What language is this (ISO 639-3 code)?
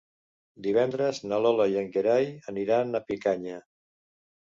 cat